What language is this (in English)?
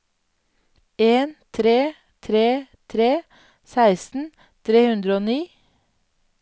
Norwegian